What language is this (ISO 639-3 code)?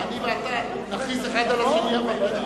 heb